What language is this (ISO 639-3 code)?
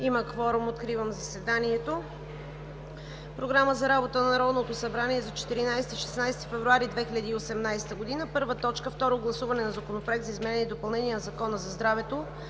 bul